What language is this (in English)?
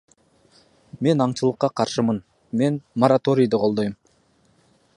Kyrgyz